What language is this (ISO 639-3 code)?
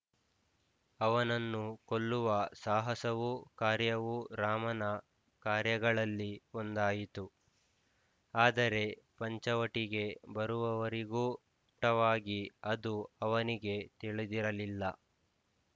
kan